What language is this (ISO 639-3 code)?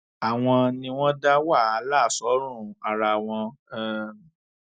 yor